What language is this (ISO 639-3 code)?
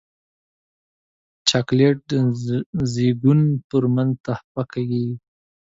pus